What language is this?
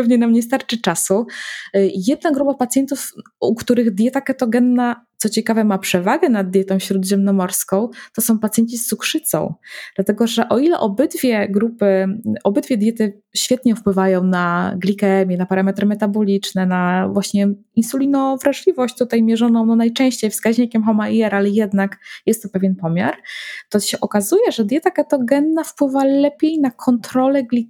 Polish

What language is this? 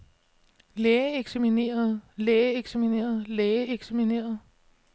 Danish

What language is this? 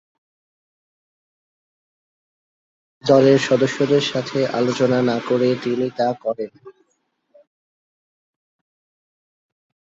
Bangla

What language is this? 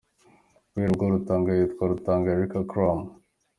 Kinyarwanda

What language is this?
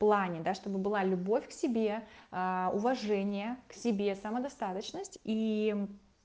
Russian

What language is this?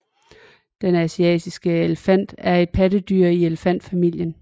Danish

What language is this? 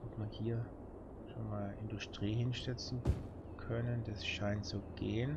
German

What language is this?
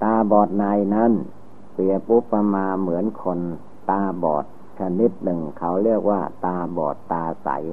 Thai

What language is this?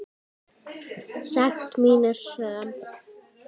Icelandic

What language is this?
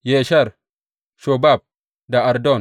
Hausa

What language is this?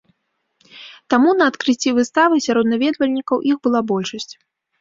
Belarusian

